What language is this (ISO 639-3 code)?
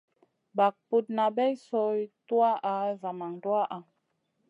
mcn